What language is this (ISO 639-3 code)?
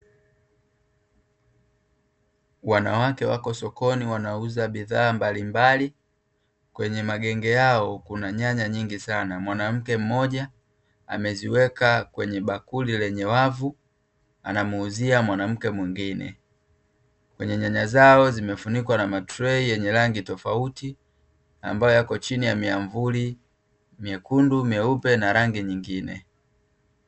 swa